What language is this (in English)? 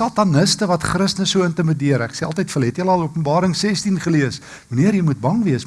Dutch